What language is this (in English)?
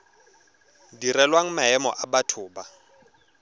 Tswana